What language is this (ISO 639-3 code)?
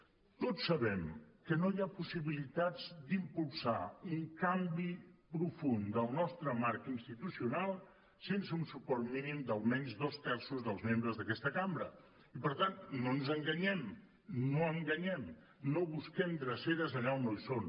cat